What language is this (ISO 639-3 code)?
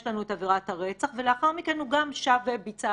heb